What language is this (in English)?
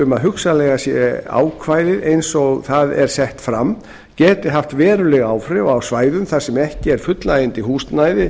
Icelandic